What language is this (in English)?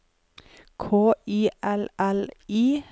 Norwegian